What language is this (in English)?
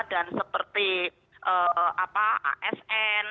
Indonesian